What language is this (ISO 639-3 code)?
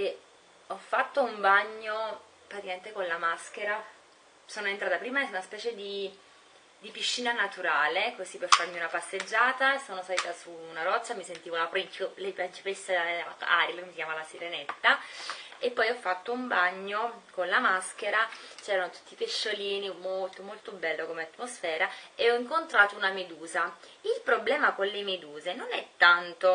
ita